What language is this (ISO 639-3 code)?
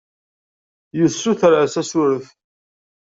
kab